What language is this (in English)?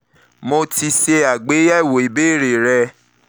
Yoruba